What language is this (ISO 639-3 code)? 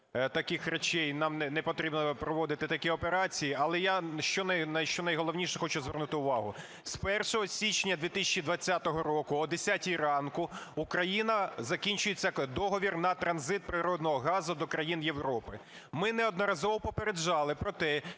ukr